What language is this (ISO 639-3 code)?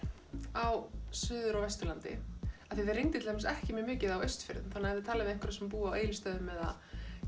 isl